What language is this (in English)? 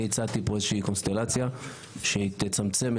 Hebrew